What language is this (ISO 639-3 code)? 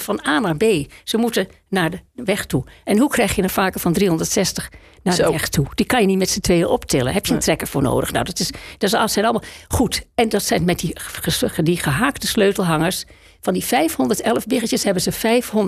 nld